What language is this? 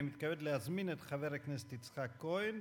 Hebrew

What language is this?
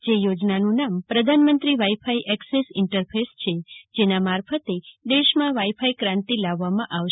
Gujarati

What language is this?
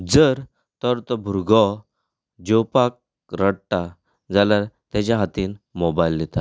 Konkani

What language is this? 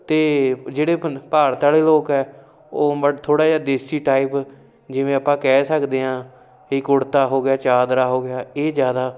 Punjabi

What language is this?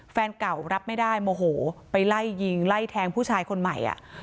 Thai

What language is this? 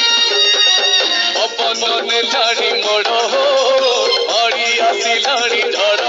Romanian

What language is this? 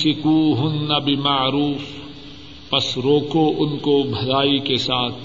Urdu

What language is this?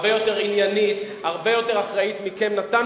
Hebrew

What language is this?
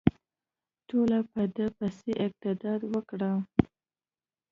Pashto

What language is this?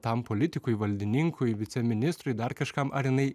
Lithuanian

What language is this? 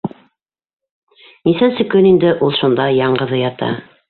Bashkir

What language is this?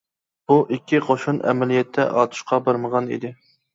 Uyghur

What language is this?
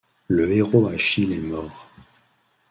French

